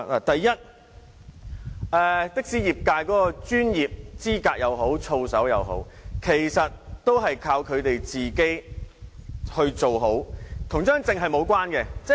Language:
Cantonese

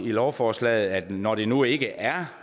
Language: Danish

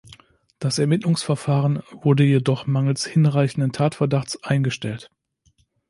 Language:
German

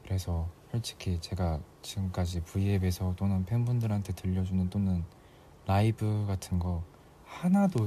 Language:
Korean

